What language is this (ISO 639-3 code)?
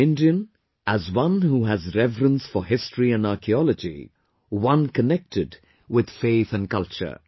eng